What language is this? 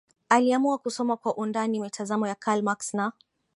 Swahili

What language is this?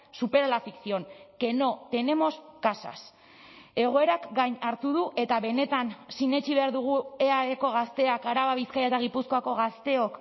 Basque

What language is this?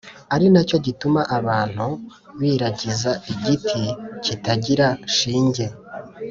Kinyarwanda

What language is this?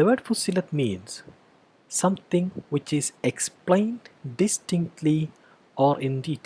English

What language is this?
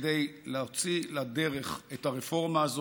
Hebrew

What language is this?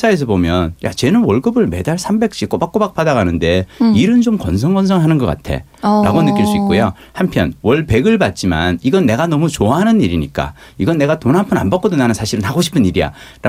Korean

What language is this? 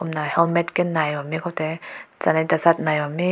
Rongmei Naga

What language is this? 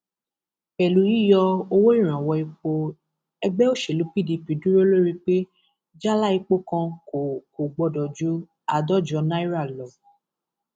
Yoruba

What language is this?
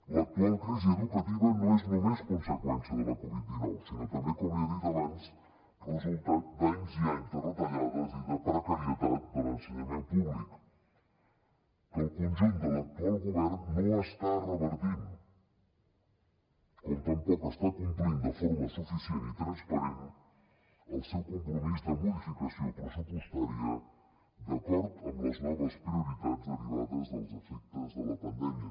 Catalan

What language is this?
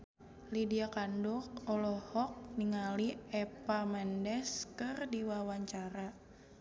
Sundanese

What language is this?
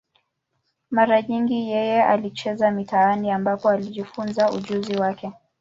Swahili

